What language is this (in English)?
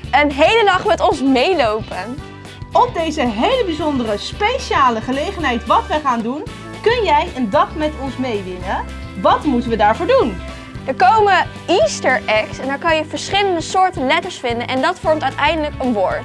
Dutch